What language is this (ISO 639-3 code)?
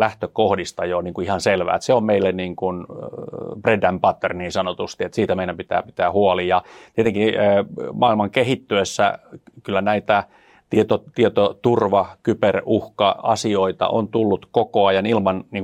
fin